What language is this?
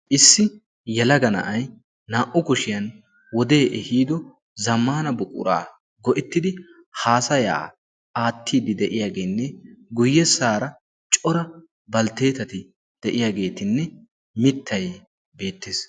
Wolaytta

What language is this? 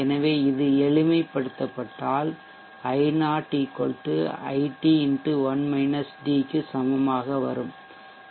Tamil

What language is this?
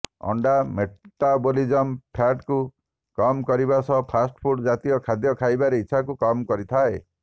Odia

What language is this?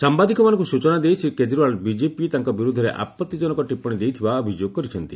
Odia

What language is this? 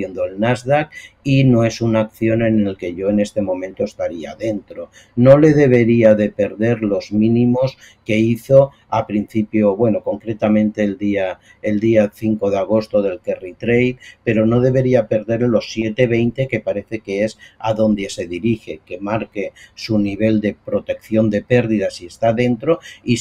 Spanish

